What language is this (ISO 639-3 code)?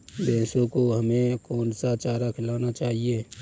hin